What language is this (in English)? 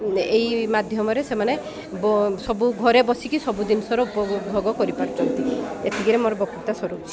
Odia